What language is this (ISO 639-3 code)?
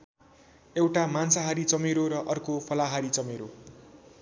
nep